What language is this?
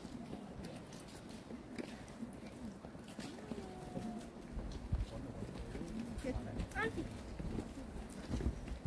Japanese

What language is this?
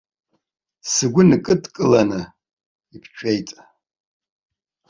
Abkhazian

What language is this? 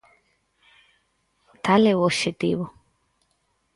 Galician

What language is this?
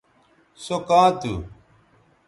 Bateri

